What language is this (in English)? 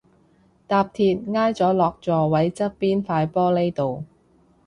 Cantonese